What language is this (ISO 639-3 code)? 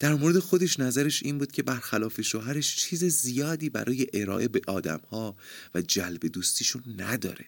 fas